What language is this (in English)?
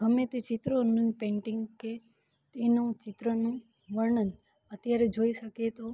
Gujarati